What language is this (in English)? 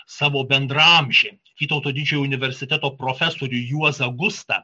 Lithuanian